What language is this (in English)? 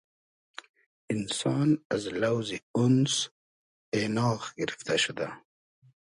Hazaragi